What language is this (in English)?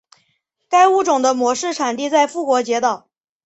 Chinese